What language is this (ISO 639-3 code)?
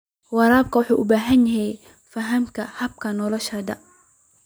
som